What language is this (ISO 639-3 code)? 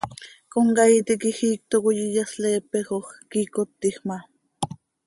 sei